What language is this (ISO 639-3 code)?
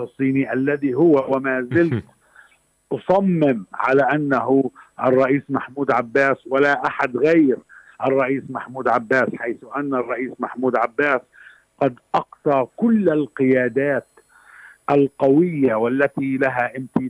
ara